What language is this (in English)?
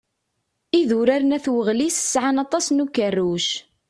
Kabyle